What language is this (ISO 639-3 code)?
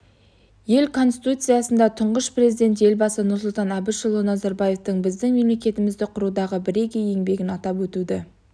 kaz